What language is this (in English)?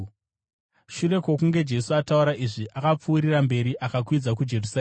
Shona